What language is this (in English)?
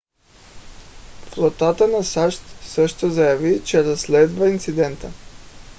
Bulgarian